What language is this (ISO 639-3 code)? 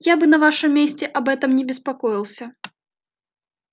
rus